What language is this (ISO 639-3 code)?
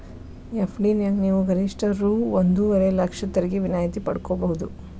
kan